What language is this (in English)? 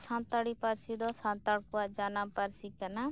Santali